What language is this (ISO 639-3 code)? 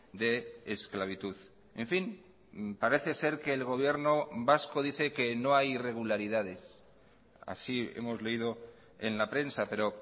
spa